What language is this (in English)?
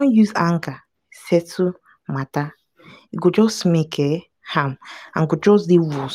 Nigerian Pidgin